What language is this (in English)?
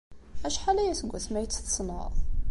Kabyle